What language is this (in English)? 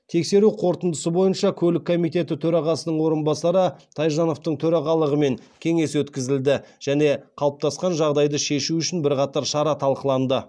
Kazakh